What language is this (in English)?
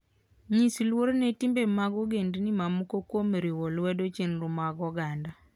Luo (Kenya and Tanzania)